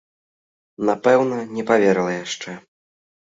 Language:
Belarusian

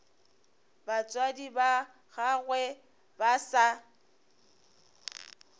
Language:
Northern Sotho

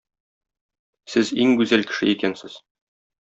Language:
Tatar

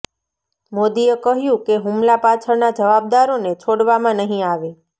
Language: Gujarati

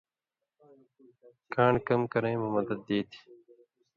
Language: Indus Kohistani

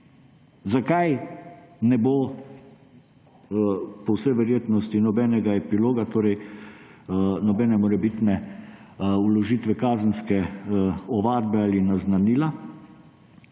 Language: Slovenian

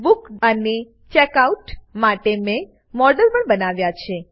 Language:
Gujarati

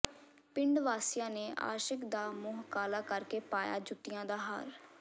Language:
Punjabi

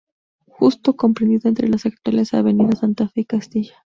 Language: Spanish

